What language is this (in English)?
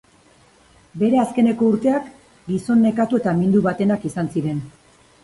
Basque